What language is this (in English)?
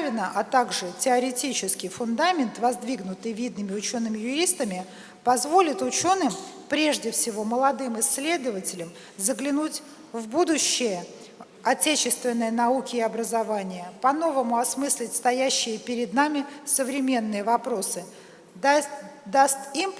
Russian